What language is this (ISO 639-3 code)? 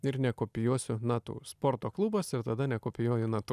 lit